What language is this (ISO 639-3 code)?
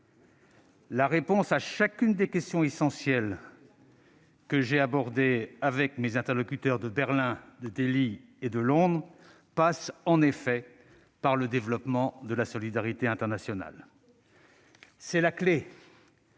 fra